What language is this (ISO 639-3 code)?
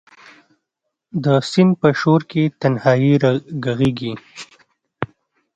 pus